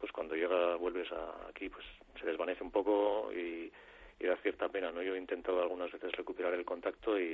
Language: Spanish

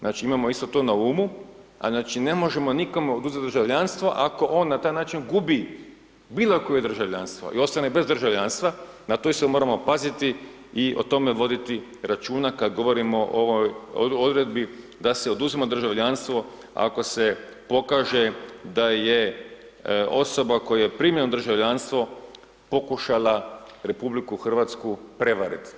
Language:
Croatian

